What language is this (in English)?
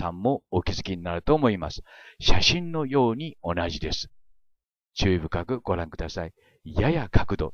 Japanese